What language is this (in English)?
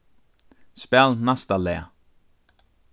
Faroese